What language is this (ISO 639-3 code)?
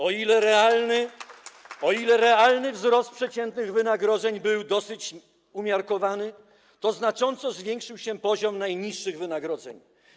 pol